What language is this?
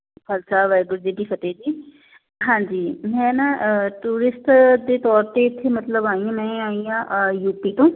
Punjabi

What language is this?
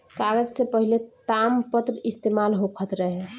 Bhojpuri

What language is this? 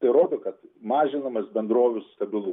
Lithuanian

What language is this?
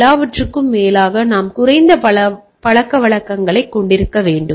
Tamil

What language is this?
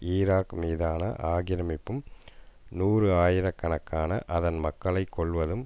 Tamil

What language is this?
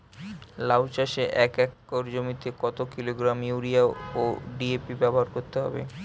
Bangla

